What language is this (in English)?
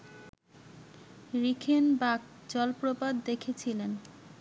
Bangla